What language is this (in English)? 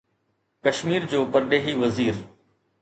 Sindhi